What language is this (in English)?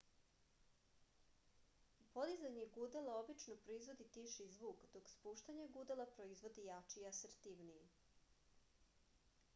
Serbian